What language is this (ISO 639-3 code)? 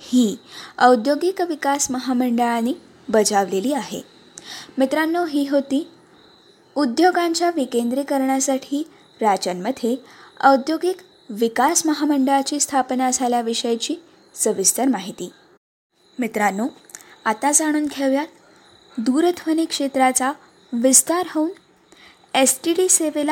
mar